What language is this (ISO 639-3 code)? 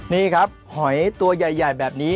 tha